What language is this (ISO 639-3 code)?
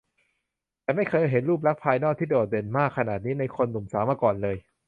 tha